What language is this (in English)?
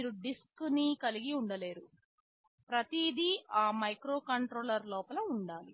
Telugu